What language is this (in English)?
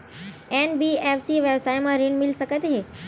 Chhattisgarhi